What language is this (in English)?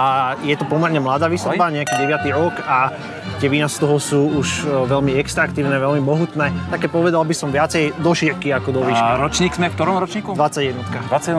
Slovak